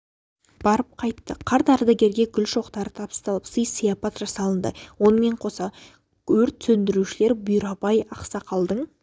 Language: Kazakh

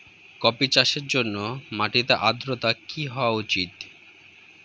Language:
Bangla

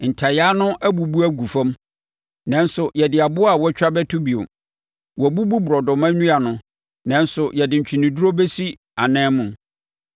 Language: Akan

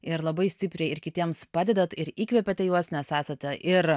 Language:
Lithuanian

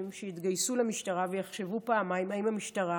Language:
Hebrew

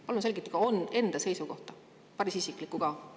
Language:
Estonian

